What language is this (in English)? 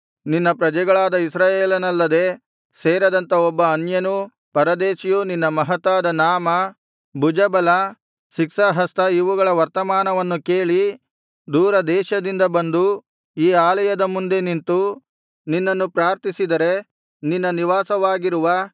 Kannada